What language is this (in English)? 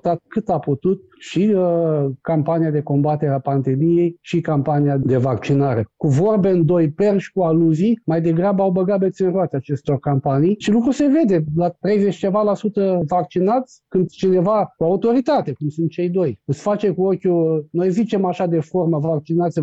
Romanian